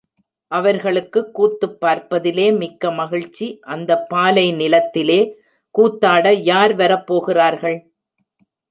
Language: Tamil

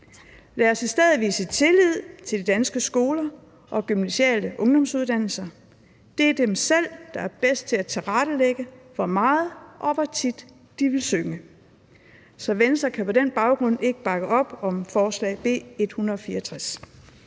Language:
Danish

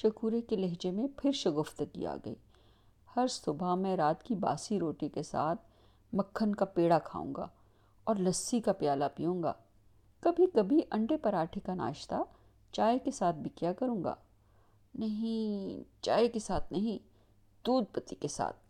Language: Urdu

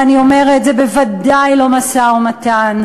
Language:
Hebrew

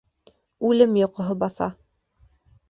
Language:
Bashkir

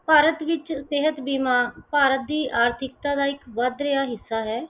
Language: Punjabi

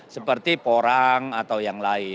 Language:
Indonesian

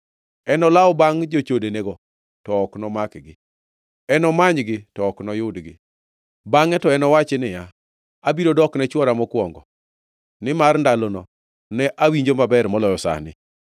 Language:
Luo (Kenya and Tanzania)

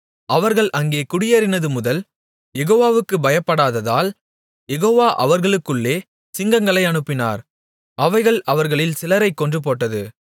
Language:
Tamil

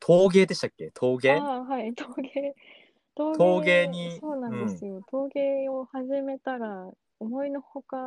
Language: Japanese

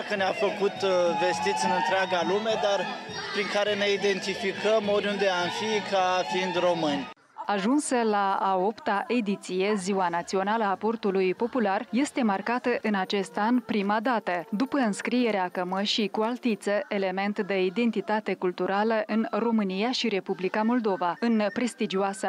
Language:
Romanian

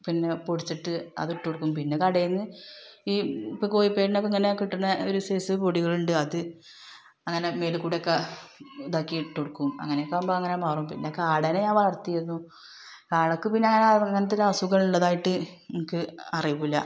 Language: Malayalam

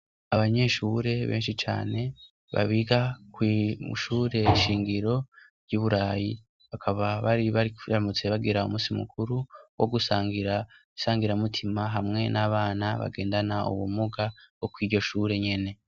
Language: Rundi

